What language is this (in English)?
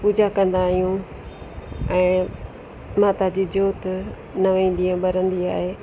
Sindhi